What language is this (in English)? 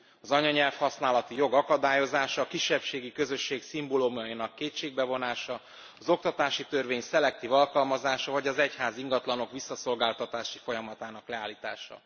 Hungarian